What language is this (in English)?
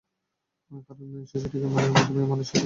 Bangla